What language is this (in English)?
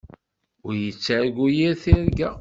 Kabyle